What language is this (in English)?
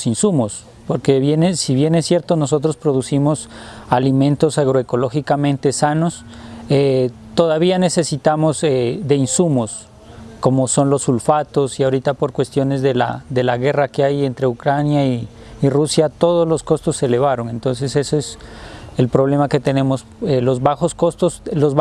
Spanish